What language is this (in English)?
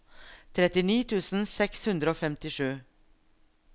Norwegian